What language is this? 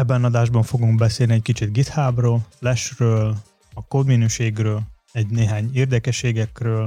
Hungarian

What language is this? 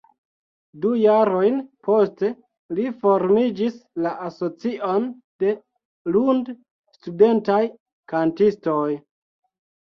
Esperanto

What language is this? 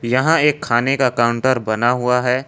Hindi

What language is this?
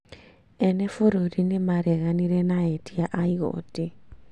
Kikuyu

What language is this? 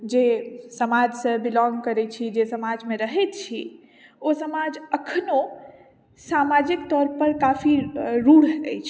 Maithili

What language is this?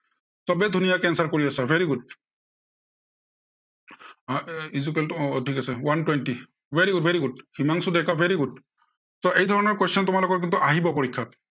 Assamese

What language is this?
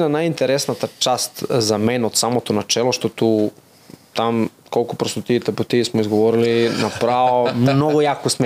Bulgarian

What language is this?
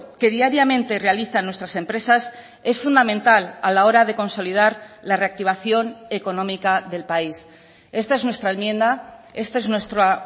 Spanish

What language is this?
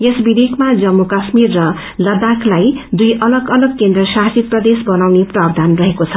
Nepali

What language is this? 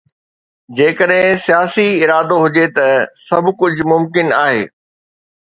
Sindhi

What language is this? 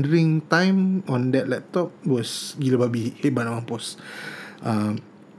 Malay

